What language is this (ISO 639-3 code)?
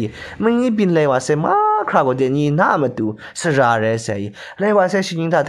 kor